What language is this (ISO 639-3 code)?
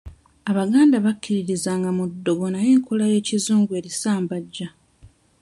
lug